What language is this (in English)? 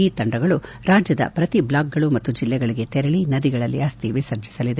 Kannada